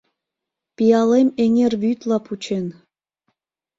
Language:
Mari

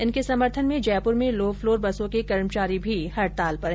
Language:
Hindi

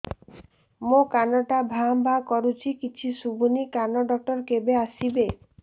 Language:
Odia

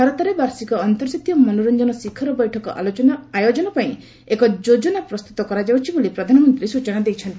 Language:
Odia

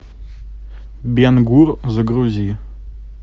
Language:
Russian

